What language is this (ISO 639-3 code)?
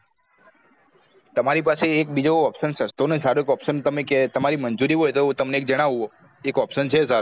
guj